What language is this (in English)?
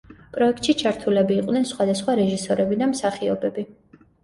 Georgian